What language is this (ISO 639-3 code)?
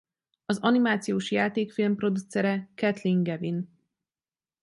hun